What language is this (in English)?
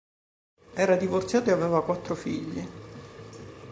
Italian